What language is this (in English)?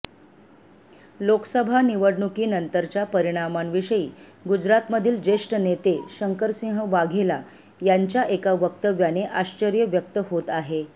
Marathi